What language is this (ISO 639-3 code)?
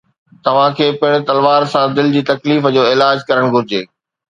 snd